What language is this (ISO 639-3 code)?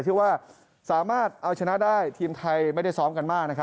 tha